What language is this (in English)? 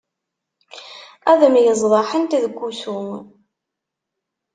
Kabyle